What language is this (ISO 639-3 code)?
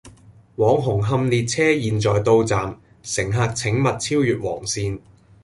yue